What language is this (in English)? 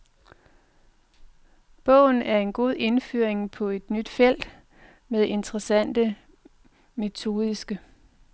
Danish